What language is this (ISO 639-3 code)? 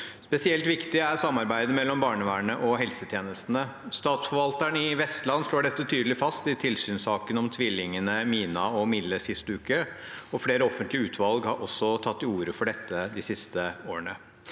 nor